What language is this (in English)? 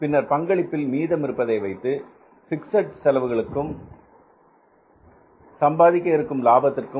Tamil